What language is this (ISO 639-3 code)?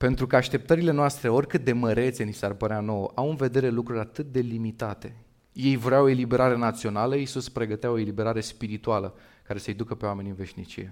ron